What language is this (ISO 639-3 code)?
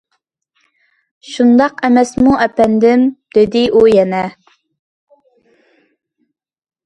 uig